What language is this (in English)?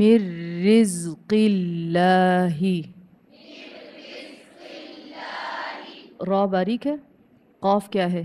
Arabic